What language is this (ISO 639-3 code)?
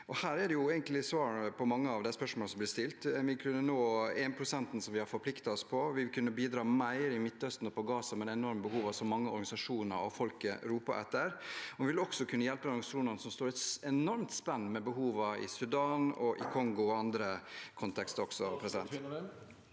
nor